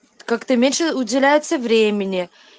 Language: Russian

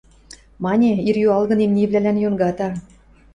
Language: Western Mari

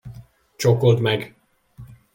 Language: Hungarian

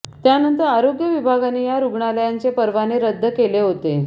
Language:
Marathi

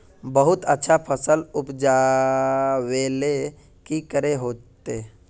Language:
Magahi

